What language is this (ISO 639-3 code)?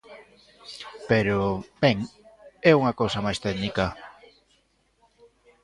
glg